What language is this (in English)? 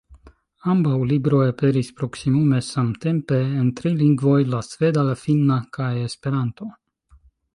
Esperanto